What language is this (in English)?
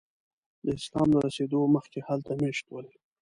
Pashto